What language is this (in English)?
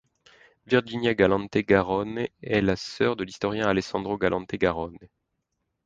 French